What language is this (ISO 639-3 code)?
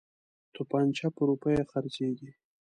pus